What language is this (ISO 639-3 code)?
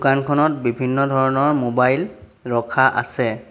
asm